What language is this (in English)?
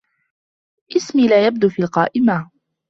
Arabic